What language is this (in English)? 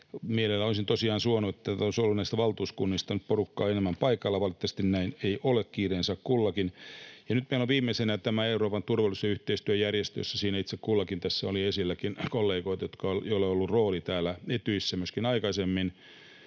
Finnish